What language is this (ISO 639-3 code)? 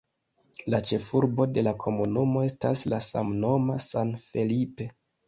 epo